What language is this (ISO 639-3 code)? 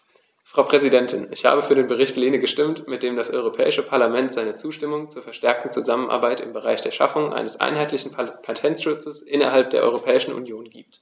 deu